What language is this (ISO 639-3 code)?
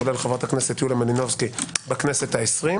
heb